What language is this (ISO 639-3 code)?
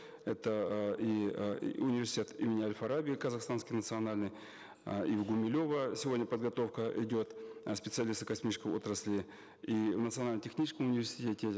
kaz